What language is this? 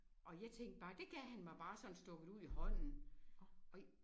Danish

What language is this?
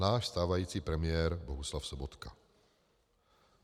Czech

